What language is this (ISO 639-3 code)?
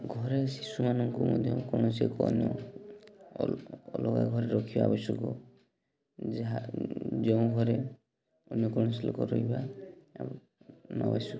ori